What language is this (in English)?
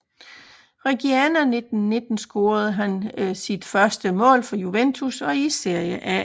Danish